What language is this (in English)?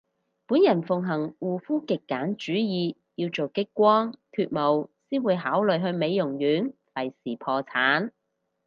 Cantonese